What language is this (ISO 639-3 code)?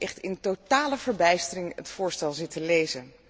nld